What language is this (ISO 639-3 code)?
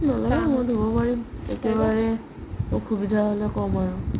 asm